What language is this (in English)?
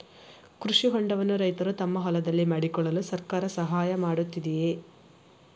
Kannada